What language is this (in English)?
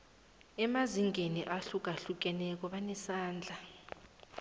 South Ndebele